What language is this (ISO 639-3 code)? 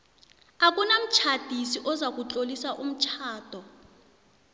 nbl